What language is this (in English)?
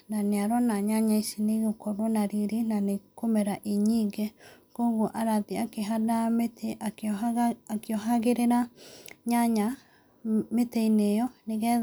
Kikuyu